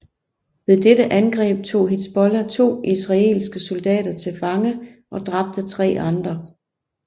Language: Danish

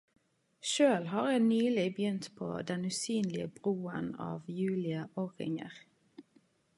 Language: Norwegian Nynorsk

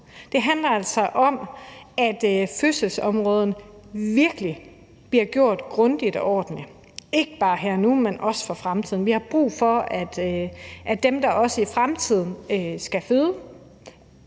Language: Danish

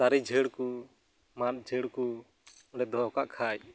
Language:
Santali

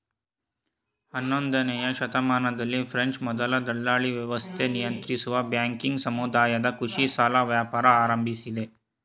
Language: Kannada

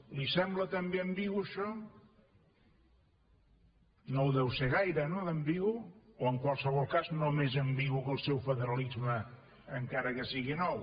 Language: Catalan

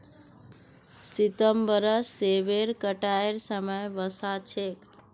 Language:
Magahi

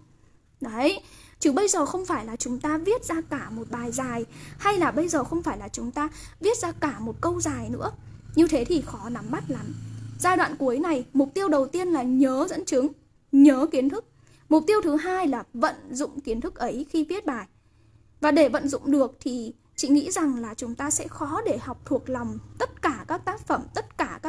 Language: Vietnamese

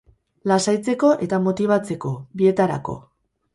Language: Basque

